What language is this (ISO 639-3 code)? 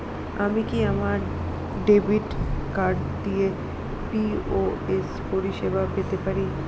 ben